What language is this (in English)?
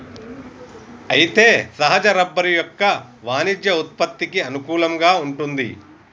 Telugu